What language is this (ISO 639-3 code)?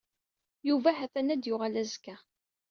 kab